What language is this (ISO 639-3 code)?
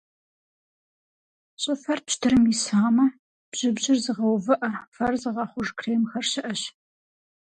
kbd